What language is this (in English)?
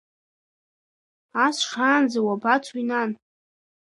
Abkhazian